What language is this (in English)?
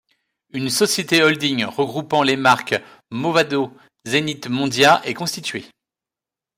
French